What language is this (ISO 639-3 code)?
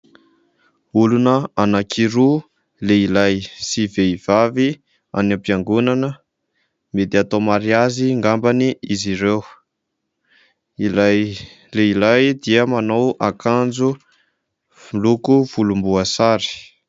mlg